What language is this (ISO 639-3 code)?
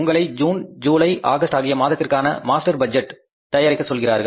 tam